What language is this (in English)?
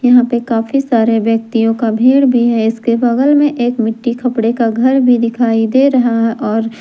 Hindi